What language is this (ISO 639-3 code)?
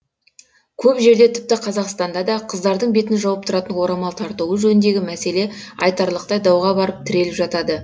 kaz